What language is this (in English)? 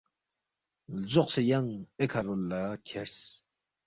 Balti